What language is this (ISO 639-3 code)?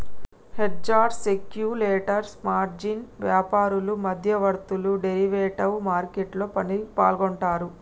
tel